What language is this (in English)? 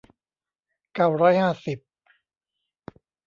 Thai